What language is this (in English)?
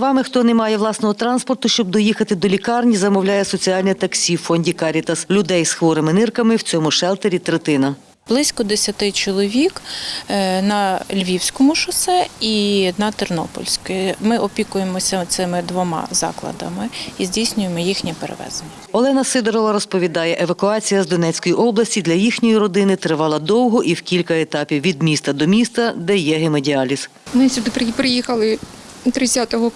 Ukrainian